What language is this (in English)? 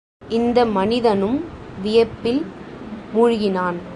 Tamil